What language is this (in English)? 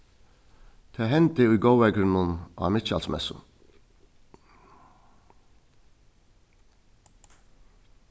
Faroese